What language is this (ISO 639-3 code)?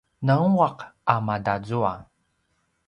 pwn